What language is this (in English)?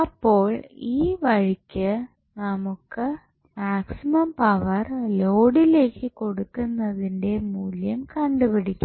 Malayalam